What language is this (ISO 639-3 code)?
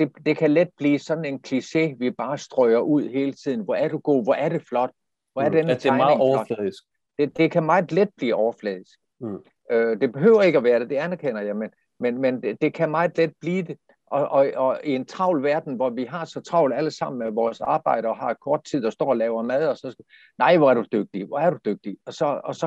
dan